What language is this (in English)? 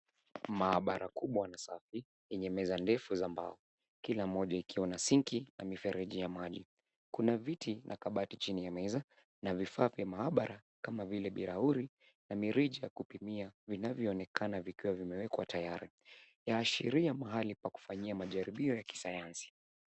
Swahili